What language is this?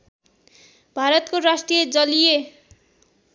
Nepali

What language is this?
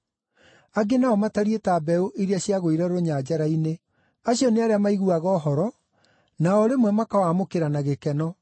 Kikuyu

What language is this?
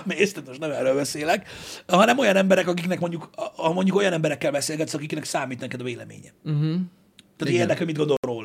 Hungarian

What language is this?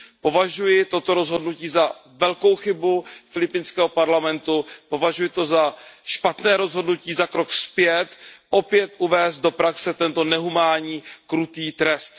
Czech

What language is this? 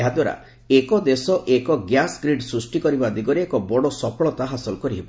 Odia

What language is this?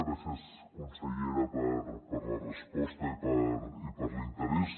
Catalan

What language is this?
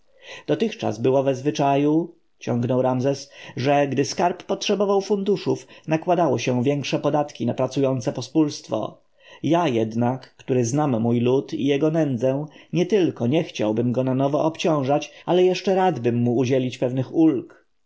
Polish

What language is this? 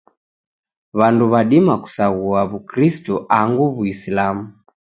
Taita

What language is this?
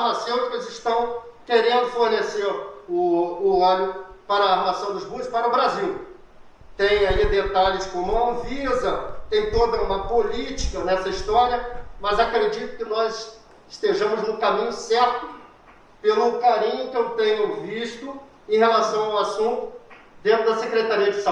Portuguese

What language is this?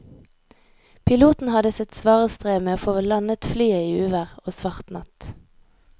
Norwegian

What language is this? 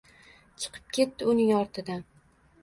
Uzbek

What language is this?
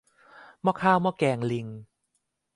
Thai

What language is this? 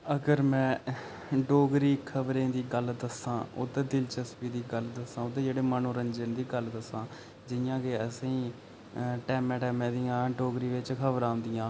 Dogri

